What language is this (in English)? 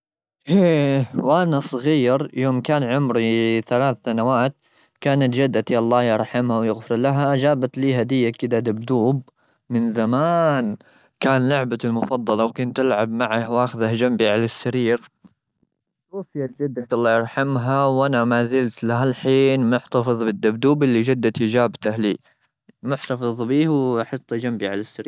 Gulf Arabic